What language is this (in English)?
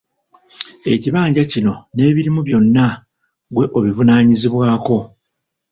Ganda